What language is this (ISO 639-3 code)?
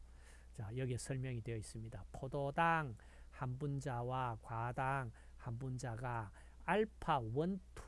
kor